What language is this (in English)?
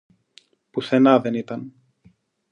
Greek